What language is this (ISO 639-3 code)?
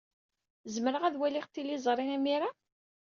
kab